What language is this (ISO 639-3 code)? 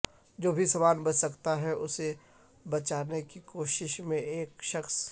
urd